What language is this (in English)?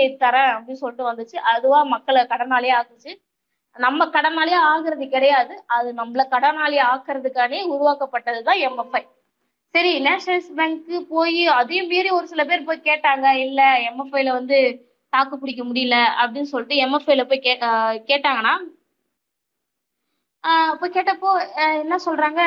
Tamil